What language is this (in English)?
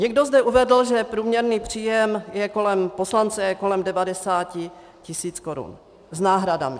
Czech